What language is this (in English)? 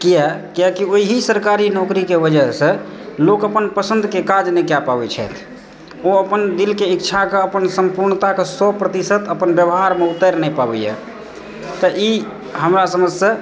Maithili